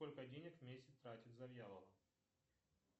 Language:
Russian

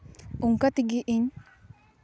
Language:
Santali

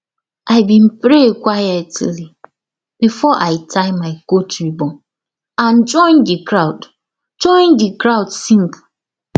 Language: Nigerian Pidgin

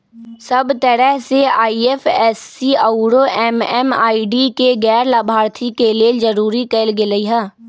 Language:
Magahi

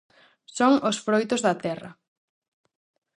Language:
Galician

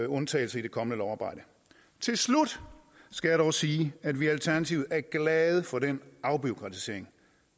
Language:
Danish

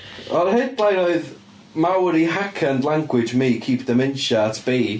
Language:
Welsh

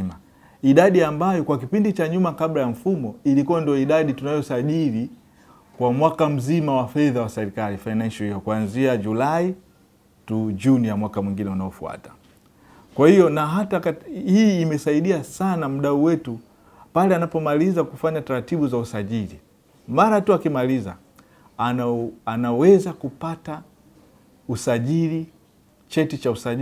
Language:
Swahili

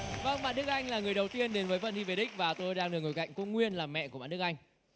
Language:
Vietnamese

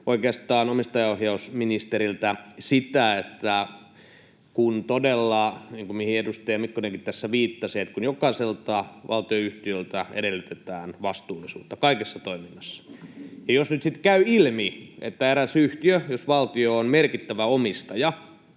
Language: Finnish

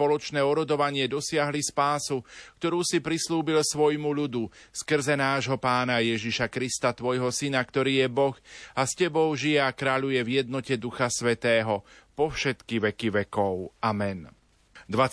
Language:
Slovak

